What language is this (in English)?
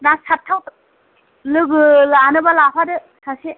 Bodo